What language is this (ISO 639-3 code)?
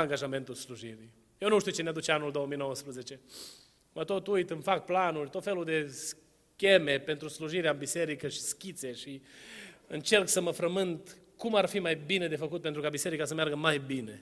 ron